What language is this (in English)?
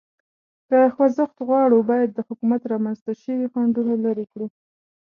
Pashto